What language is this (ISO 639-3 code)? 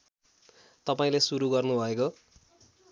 nep